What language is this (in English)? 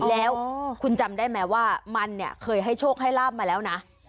Thai